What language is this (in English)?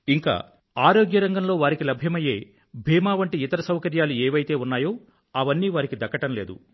Telugu